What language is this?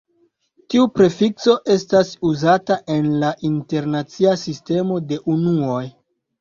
Esperanto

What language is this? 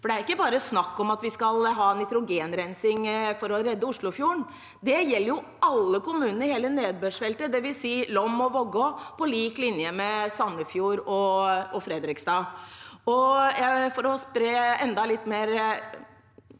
Norwegian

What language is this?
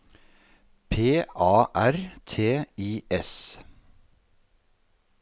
Norwegian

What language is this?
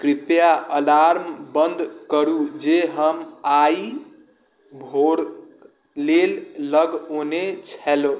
Maithili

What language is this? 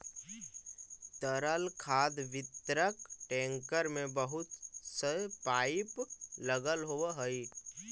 Magahi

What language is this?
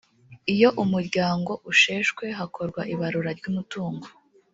Kinyarwanda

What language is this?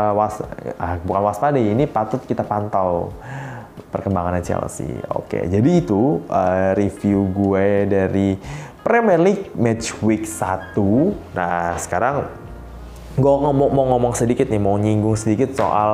Indonesian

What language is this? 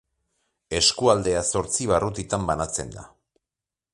Basque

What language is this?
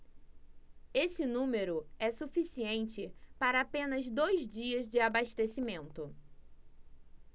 Portuguese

